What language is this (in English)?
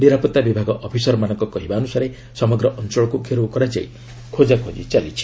Odia